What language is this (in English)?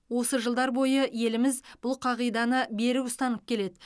Kazakh